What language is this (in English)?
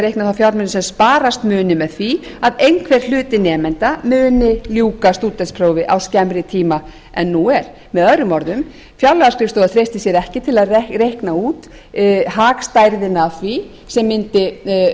Icelandic